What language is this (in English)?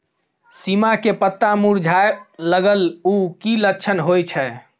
Maithili